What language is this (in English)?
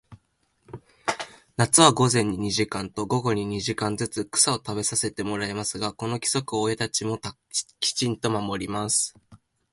Japanese